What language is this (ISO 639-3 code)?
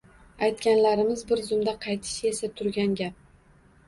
uzb